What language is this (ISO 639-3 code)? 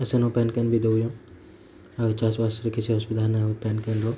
ori